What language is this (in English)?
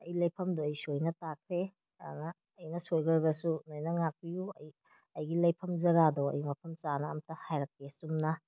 Manipuri